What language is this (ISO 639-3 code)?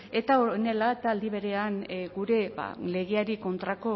eus